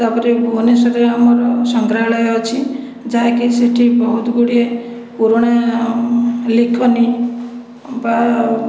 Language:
Odia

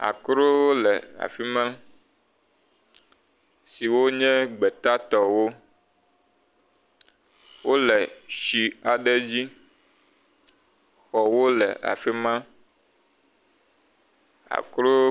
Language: Ewe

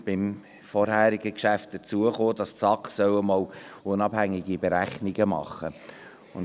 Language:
Swiss German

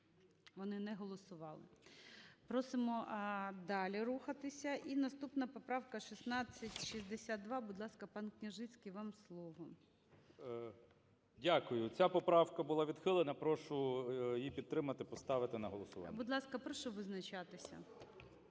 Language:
Ukrainian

